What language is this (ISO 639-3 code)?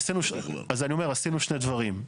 heb